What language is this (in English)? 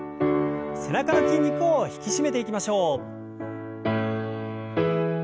Japanese